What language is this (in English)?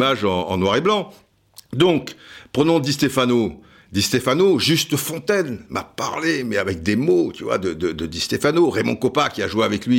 French